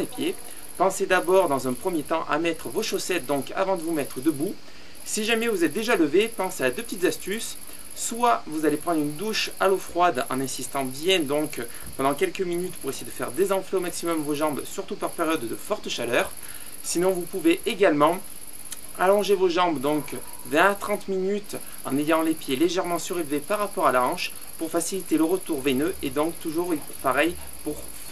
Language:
French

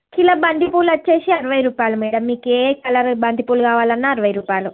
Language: Telugu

